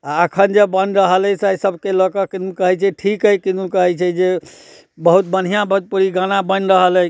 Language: Maithili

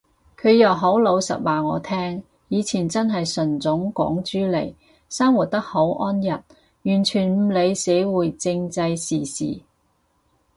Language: Cantonese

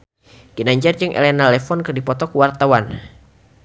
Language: Sundanese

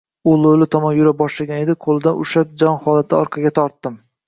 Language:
Uzbek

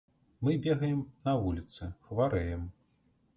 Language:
Belarusian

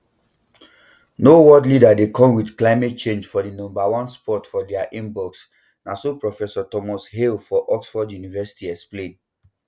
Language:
Nigerian Pidgin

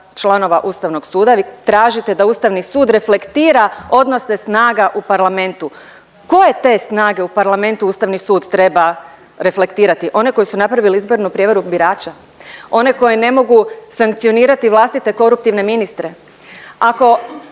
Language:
Croatian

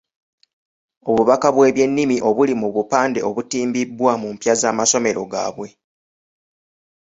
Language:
Ganda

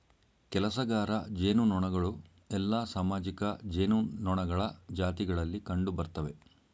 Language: Kannada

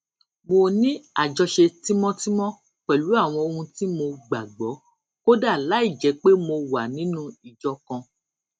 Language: Yoruba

